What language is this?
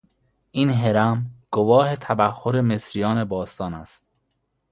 Persian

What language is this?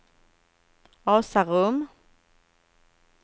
Swedish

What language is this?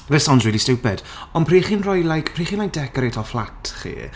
Welsh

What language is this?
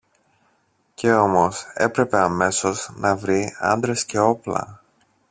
Greek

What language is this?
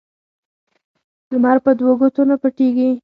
Pashto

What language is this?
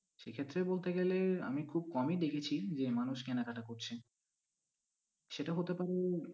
Bangla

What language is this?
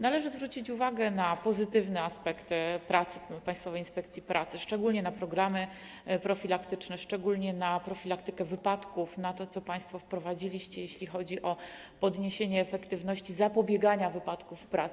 Polish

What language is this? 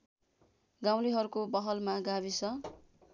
Nepali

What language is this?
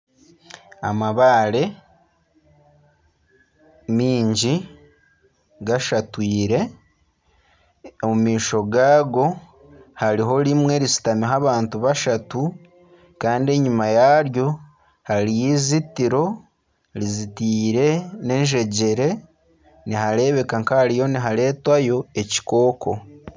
Nyankole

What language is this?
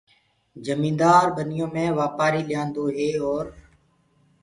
Gurgula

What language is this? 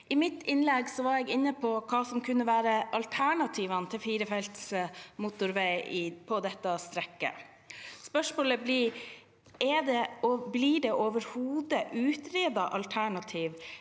Norwegian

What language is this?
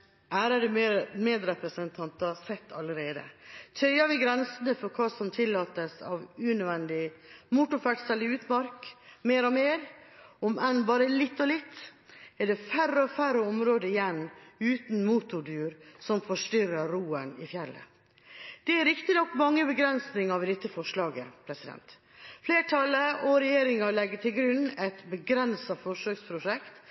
Norwegian Bokmål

